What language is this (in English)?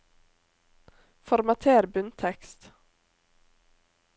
Norwegian